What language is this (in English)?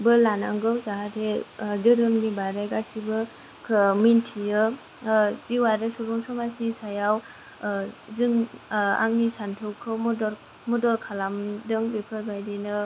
Bodo